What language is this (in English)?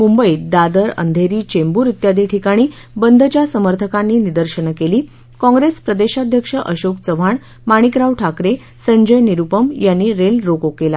Marathi